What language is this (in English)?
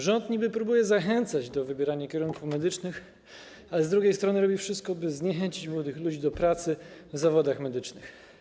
Polish